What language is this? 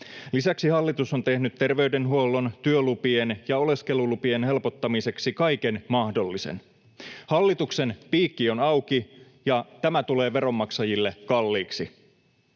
Finnish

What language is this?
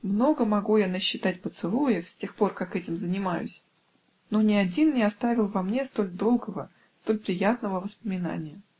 Russian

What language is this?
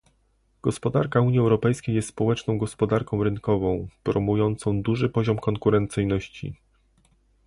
Polish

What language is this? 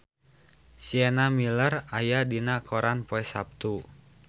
Sundanese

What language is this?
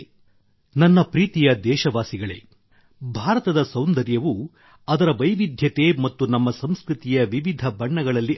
Kannada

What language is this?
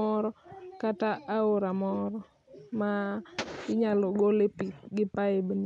Luo (Kenya and Tanzania)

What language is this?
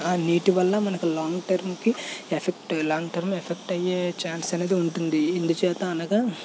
Telugu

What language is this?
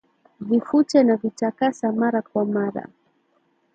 Swahili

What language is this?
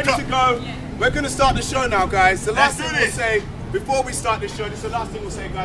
English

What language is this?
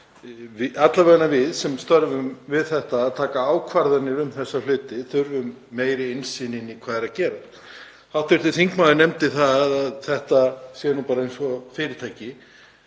Icelandic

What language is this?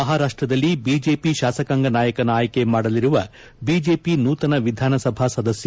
Kannada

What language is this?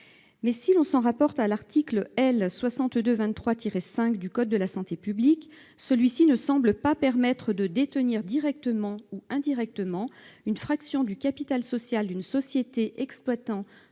French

